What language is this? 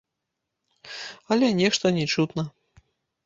Belarusian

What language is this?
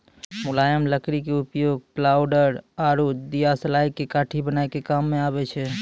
Maithili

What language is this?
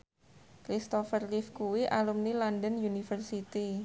Javanese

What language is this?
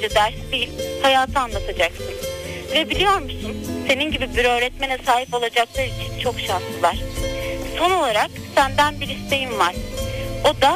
Turkish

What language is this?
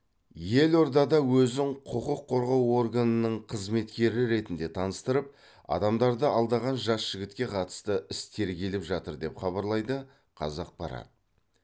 Kazakh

